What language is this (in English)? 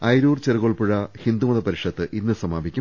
Malayalam